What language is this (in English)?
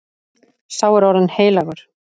Icelandic